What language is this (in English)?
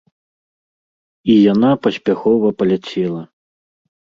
Belarusian